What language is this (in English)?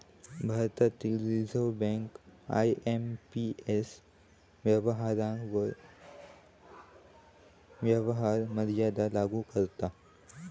Marathi